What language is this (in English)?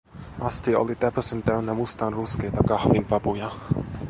Finnish